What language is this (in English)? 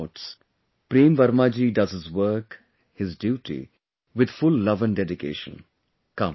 English